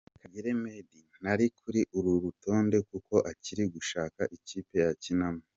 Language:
Kinyarwanda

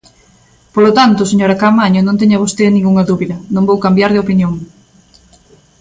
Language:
Galician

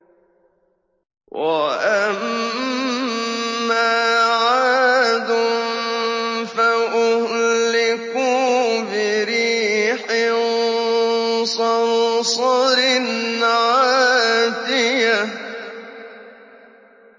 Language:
Arabic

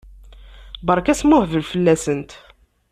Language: Kabyle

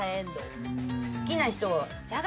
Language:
Japanese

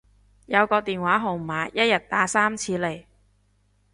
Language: Cantonese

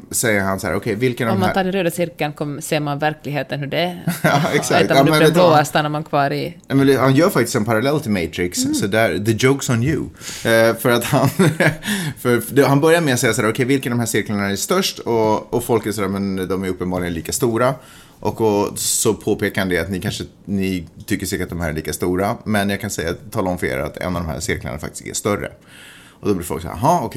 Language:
Swedish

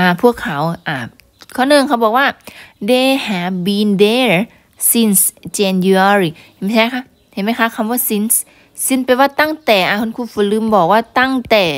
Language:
Thai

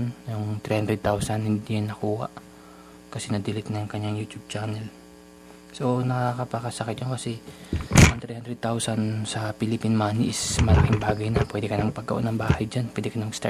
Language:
Filipino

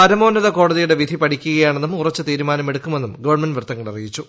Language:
Malayalam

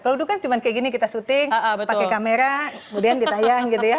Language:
Indonesian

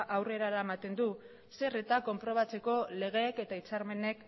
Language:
Basque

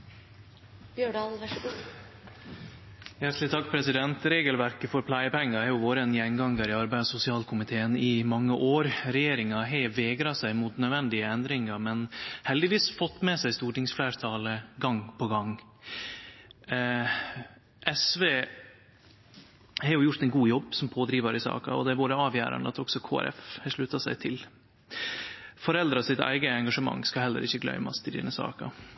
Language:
Norwegian Nynorsk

